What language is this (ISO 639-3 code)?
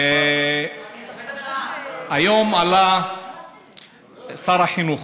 heb